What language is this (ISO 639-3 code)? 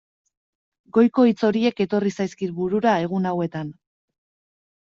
eus